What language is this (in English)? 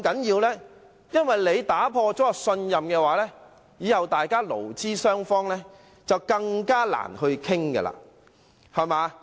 Cantonese